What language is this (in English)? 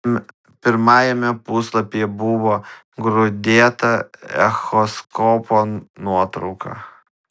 Lithuanian